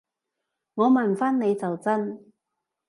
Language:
Cantonese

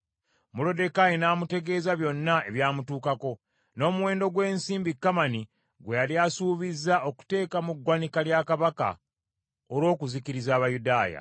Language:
Ganda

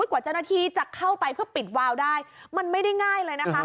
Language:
Thai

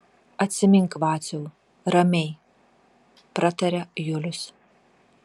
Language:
Lithuanian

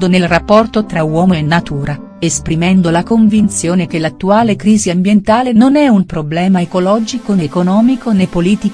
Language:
Italian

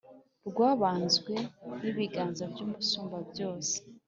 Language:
Kinyarwanda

